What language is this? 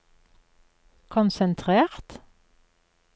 Norwegian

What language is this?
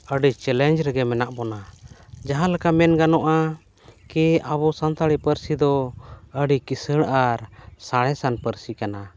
Santali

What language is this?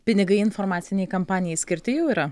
Lithuanian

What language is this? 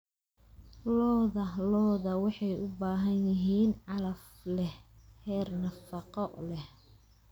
Somali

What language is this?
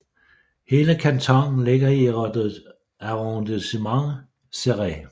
Danish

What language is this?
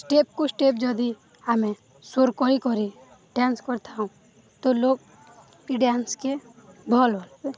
Odia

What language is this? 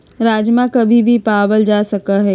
Magahi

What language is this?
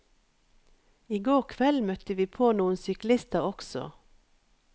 Norwegian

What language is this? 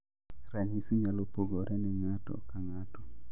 Luo (Kenya and Tanzania)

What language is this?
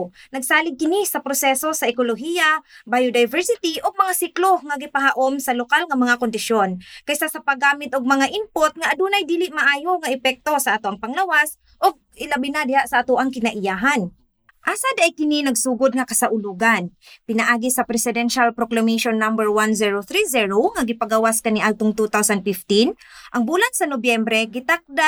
Filipino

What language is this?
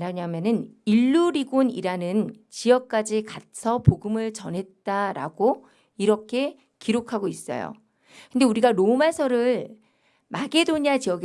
Korean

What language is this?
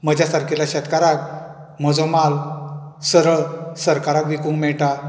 Konkani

